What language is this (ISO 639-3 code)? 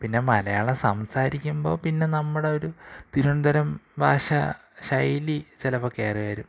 mal